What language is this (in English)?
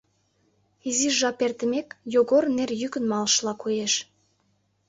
Mari